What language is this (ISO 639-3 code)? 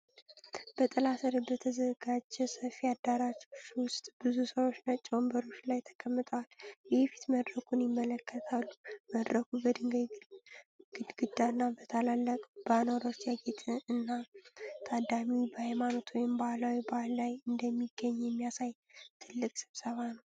amh